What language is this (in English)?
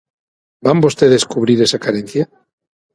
Galician